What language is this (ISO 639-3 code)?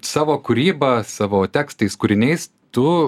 lit